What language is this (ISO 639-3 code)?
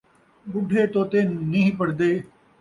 skr